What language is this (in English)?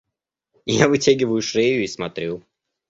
Russian